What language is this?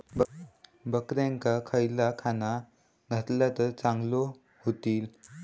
Marathi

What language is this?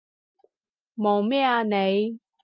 Cantonese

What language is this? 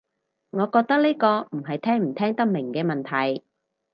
Cantonese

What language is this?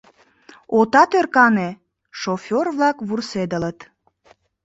Mari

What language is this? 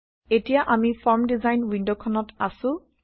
Assamese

